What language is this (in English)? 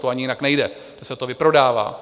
Czech